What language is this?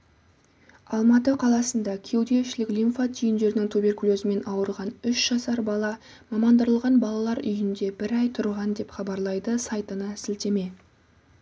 Kazakh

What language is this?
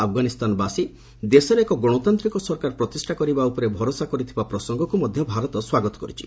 Odia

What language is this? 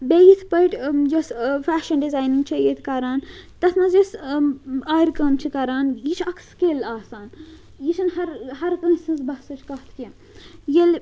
Kashmiri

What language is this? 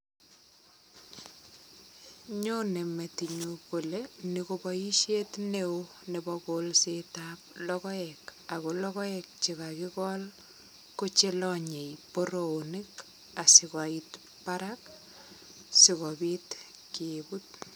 Kalenjin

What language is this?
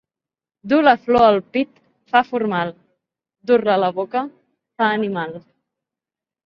Catalan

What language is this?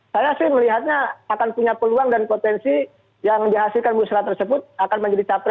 Indonesian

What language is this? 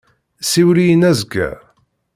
Kabyle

